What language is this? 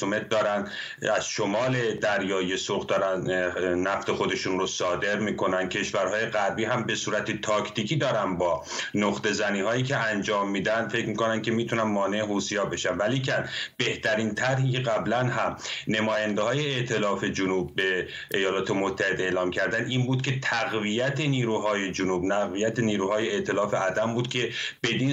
Persian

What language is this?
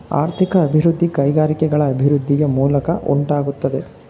Kannada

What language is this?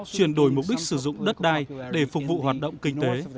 Vietnamese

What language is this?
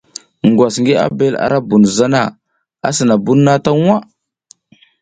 South Giziga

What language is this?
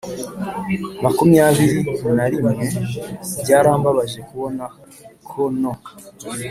Kinyarwanda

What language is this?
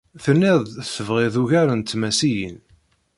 Kabyle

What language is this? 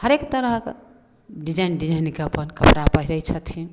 Maithili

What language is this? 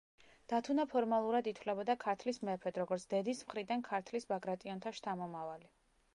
Georgian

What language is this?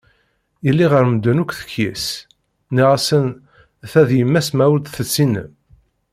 Kabyle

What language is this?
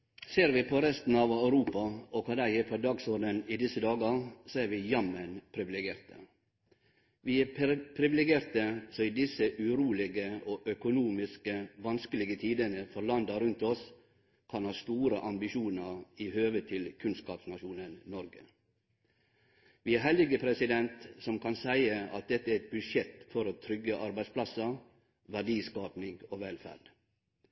Norwegian Nynorsk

